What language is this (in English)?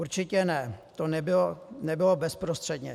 Czech